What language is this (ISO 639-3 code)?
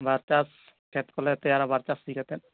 sat